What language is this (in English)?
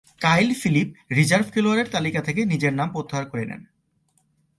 Bangla